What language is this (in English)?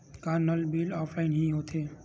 Chhattisgarhi